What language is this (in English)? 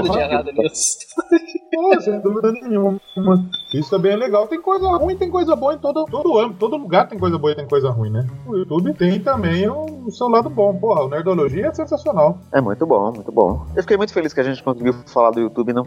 Portuguese